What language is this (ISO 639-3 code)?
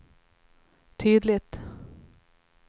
swe